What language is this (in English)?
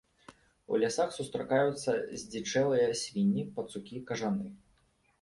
Belarusian